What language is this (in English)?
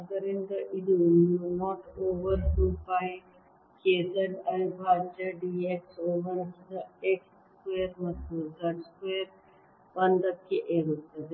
Kannada